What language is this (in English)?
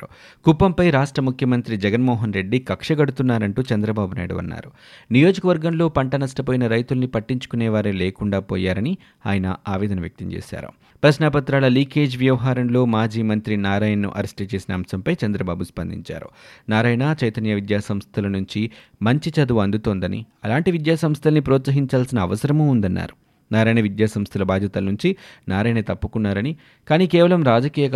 Telugu